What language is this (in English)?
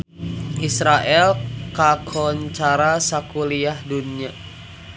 Sundanese